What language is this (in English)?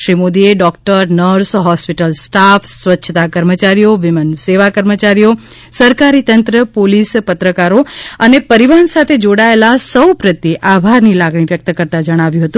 Gujarati